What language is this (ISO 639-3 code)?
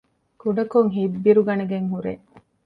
div